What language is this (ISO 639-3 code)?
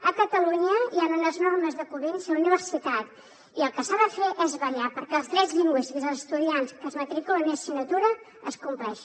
cat